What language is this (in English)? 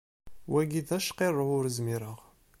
Kabyle